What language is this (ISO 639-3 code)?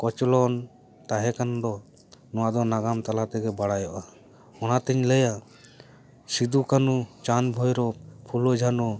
sat